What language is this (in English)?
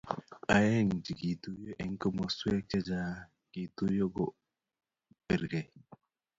Kalenjin